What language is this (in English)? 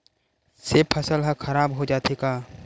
Chhattisgarhi